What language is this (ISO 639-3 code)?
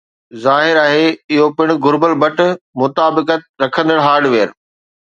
snd